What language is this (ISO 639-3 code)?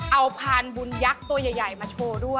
tha